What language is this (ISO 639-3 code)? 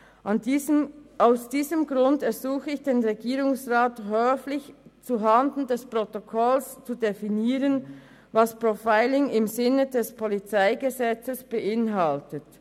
gsw